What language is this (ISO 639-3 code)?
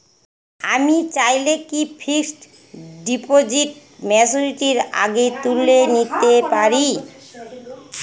ben